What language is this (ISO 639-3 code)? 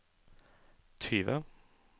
nor